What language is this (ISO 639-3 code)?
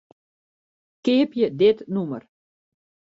fry